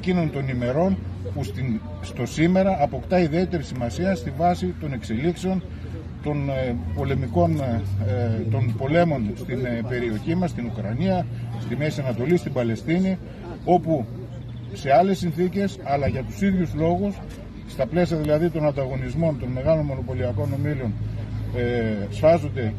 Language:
Greek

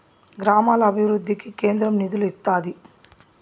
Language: Telugu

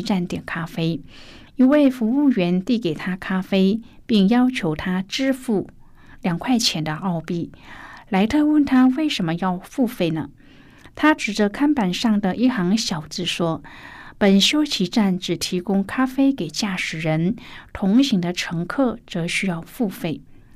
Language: Chinese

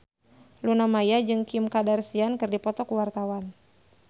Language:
Sundanese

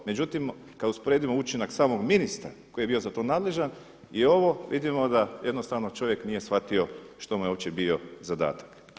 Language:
Croatian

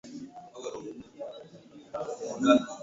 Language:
Swahili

